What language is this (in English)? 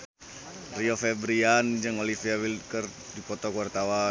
Sundanese